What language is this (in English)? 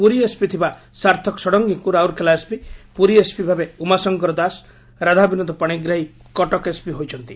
Odia